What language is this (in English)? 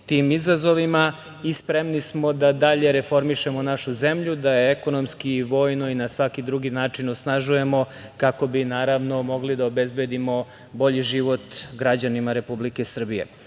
Serbian